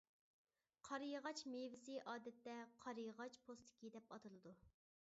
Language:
Uyghur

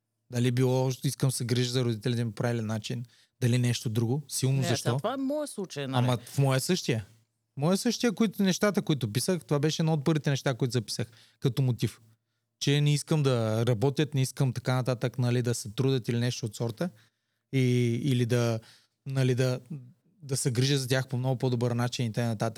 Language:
Bulgarian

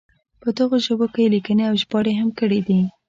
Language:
Pashto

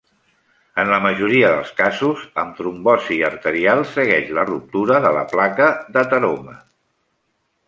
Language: Catalan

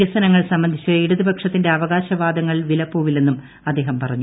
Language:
Malayalam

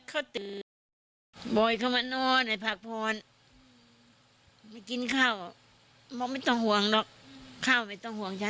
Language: Thai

